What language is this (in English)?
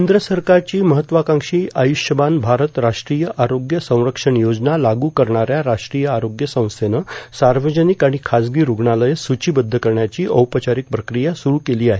Marathi